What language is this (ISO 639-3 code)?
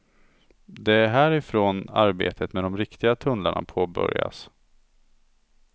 swe